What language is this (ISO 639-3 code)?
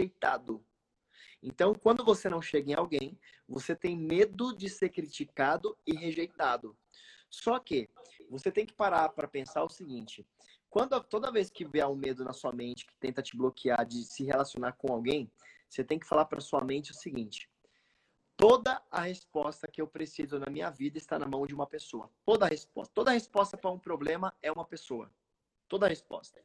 por